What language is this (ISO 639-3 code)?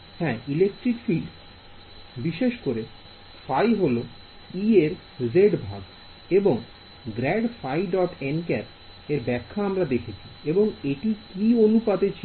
ben